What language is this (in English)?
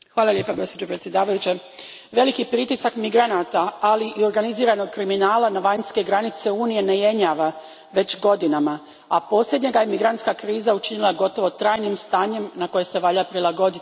Croatian